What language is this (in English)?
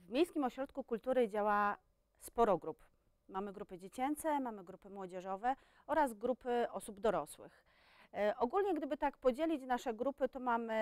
Polish